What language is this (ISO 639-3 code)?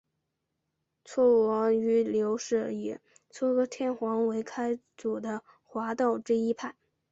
zho